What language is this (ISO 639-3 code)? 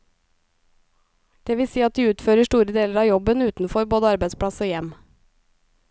nor